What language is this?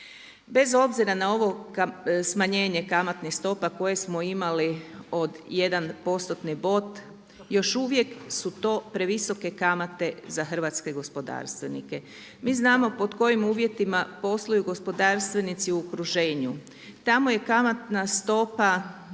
Croatian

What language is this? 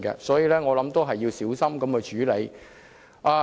Cantonese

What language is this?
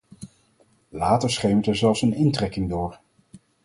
Dutch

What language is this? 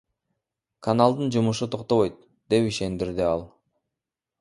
Kyrgyz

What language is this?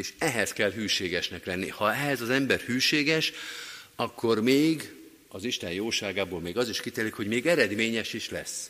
Hungarian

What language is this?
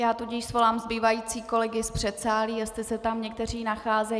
Czech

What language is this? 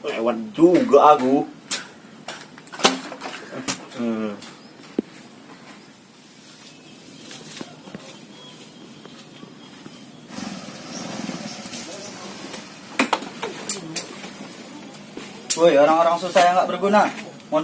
Indonesian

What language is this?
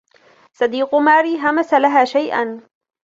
Arabic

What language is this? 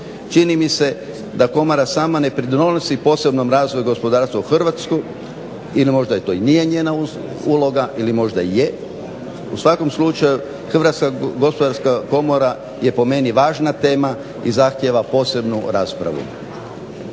Croatian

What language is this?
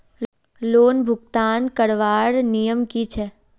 Magahi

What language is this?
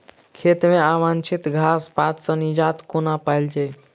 Maithili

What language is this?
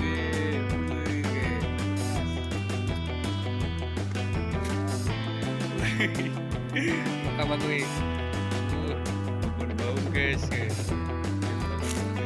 Indonesian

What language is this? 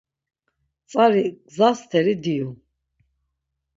Laz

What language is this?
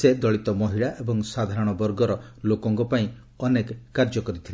Odia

